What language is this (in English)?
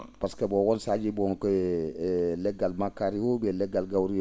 Fula